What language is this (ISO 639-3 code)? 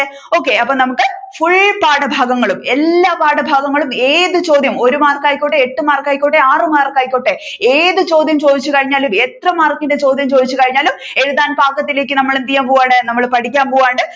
mal